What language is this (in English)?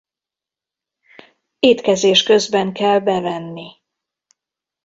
Hungarian